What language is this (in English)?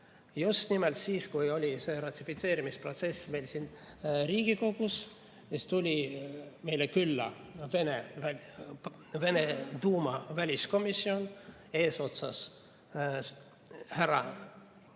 Estonian